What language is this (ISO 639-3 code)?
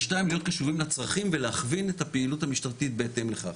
heb